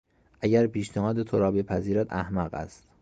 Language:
Persian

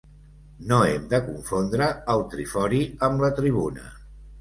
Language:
Catalan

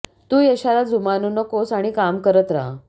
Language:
Marathi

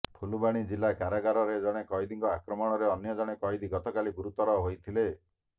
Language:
Odia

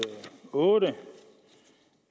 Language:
Danish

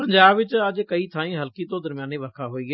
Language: Punjabi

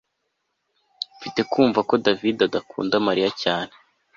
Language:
Kinyarwanda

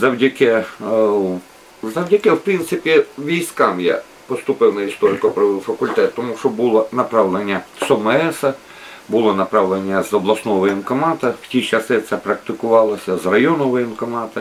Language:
Ukrainian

